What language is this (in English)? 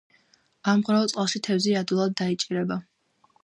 Georgian